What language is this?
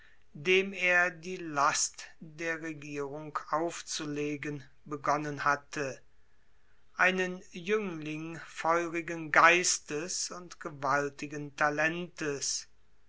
German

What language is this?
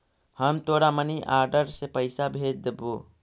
Magahi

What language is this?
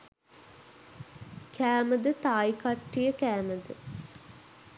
Sinhala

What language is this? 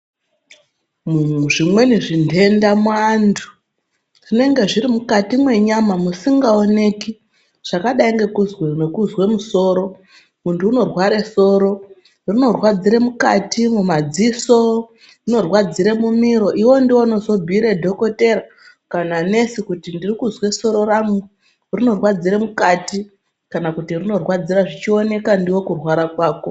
Ndau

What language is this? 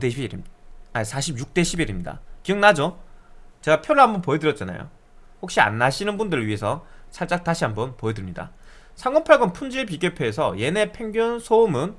Korean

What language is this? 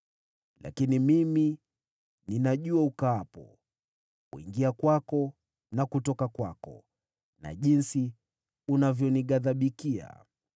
Swahili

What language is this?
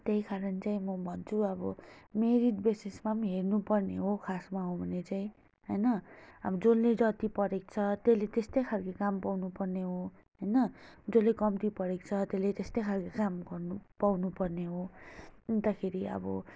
Nepali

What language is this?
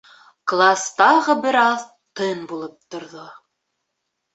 Bashkir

